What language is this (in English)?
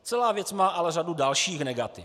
Czech